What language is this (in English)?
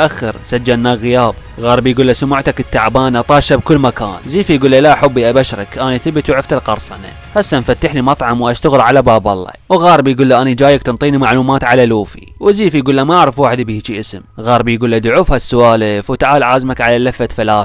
Arabic